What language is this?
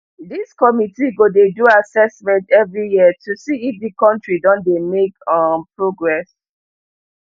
Nigerian Pidgin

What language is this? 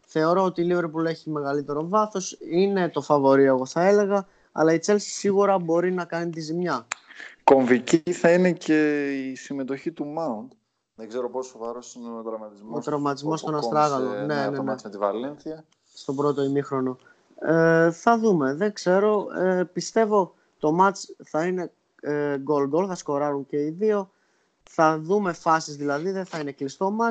Greek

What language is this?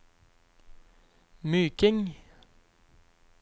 Norwegian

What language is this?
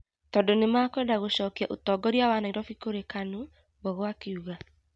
Kikuyu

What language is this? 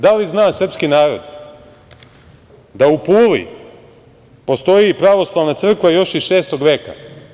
Serbian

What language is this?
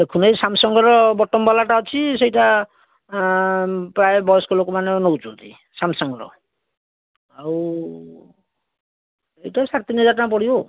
Odia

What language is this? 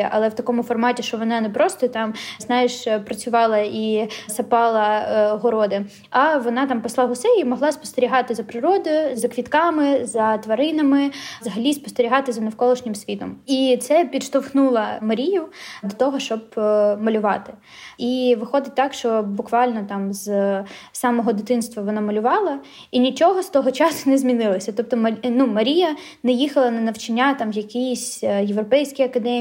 Ukrainian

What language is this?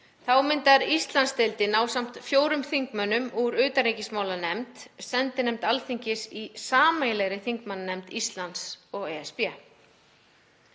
Icelandic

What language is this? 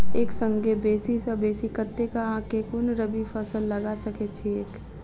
Maithili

